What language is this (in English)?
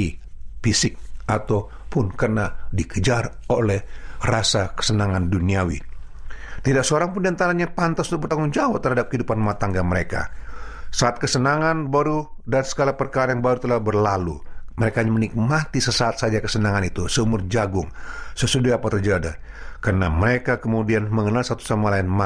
Indonesian